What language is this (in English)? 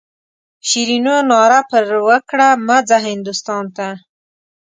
Pashto